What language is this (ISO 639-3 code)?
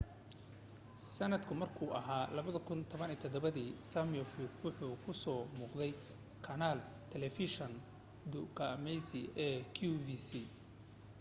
som